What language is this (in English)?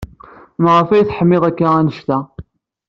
Kabyle